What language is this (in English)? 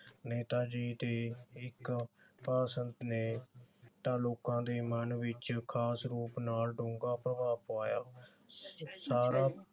Punjabi